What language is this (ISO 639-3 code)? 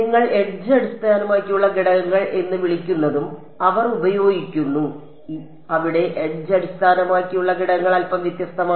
mal